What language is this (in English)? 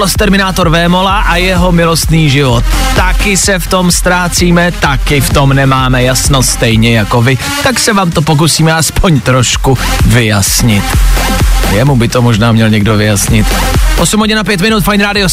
Czech